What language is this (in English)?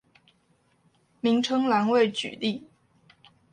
Chinese